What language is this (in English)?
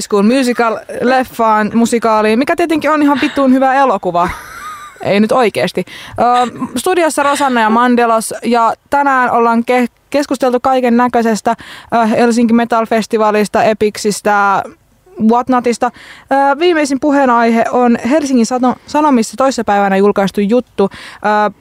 Finnish